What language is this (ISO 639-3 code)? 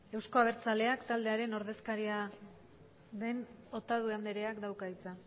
eus